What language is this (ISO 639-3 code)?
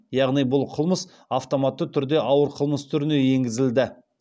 kaz